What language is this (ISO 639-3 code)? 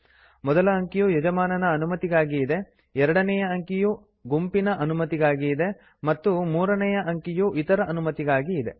kan